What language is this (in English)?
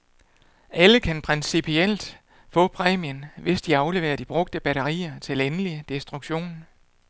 Danish